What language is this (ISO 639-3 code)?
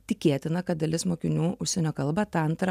lit